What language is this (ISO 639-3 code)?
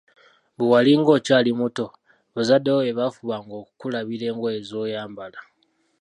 lug